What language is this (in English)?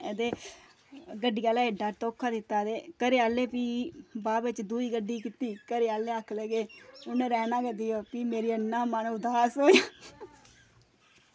Dogri